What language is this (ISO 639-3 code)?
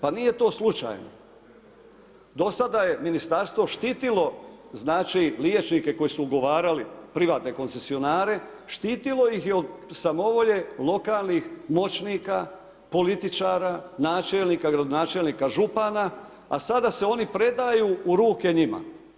hrv